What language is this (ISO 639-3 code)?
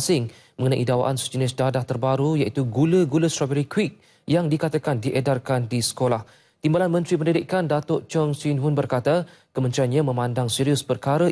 msa